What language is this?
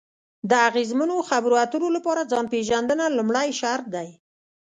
Pashto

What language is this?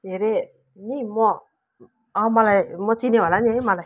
Nepali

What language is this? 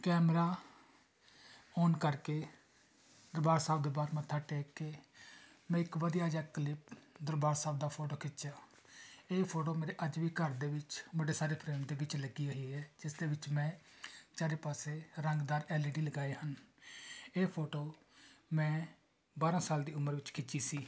Punjabi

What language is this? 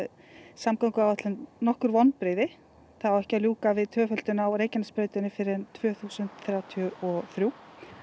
Icelandic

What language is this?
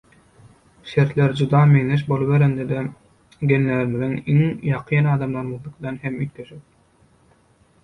Turkmen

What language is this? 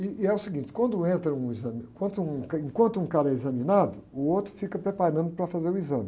Portuguese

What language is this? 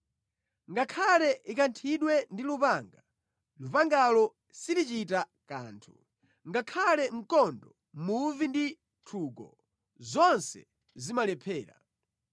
Nyanja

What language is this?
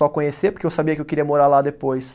Portuguese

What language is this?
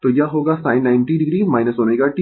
Hindi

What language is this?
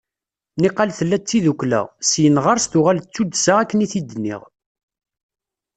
Kabyle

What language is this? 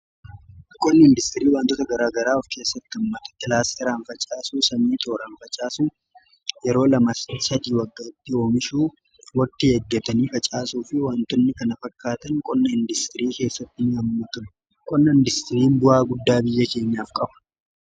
Oromo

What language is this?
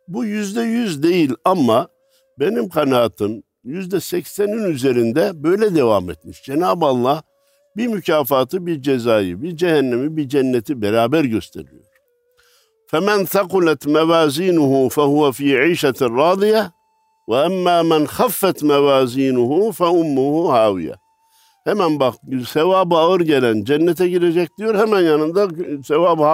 Turkish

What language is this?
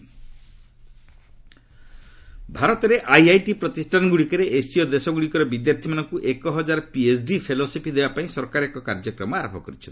Odia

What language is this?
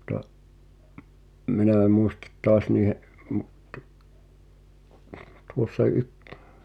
Finnish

